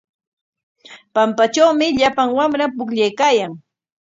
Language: Corongo Ancash Quechua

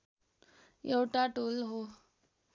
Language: Nepali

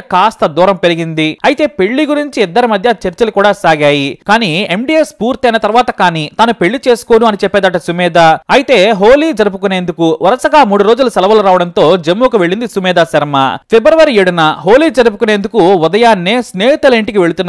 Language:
Telugu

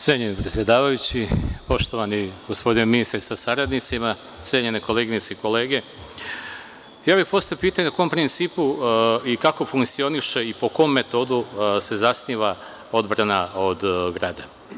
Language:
Serbian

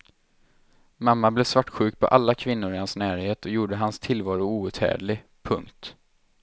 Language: Swedish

